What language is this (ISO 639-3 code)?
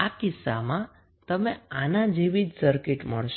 guj